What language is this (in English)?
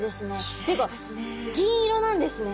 Japanese